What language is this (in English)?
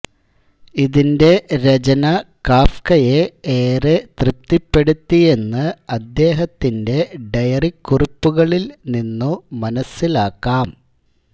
Malayalam